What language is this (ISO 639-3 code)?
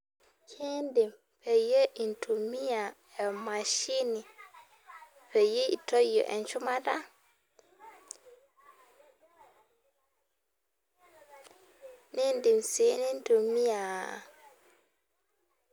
mas